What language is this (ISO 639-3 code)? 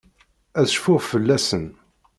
kab